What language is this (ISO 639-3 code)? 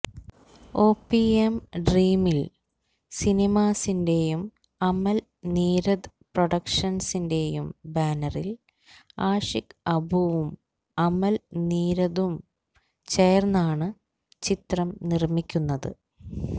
mal